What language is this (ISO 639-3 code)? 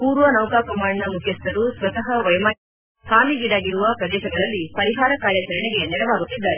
kan